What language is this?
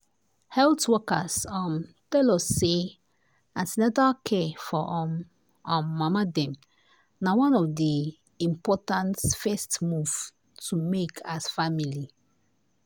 Nigerian Pidgin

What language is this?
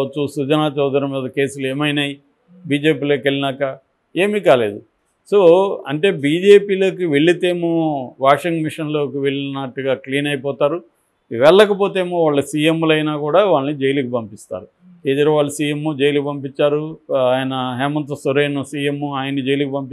Telugu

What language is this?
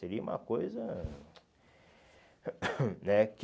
Portuguese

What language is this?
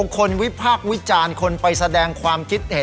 Thai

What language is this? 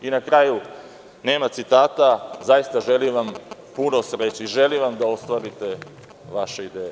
Serbian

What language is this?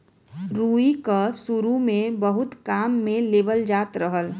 Bhojpuri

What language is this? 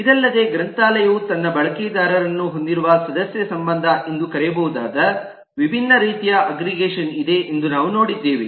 Kannada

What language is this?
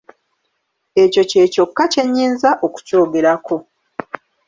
Ganda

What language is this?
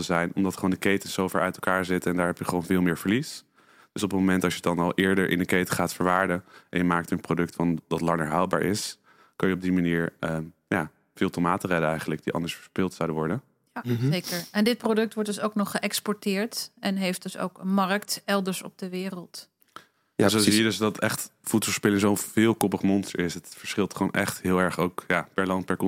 Dutch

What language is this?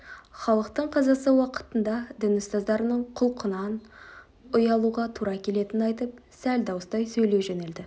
Kazakh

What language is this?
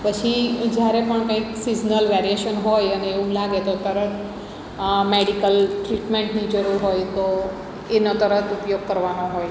Gujarati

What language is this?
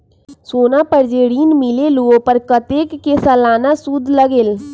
Magahi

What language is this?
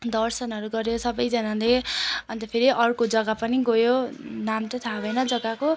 Nepali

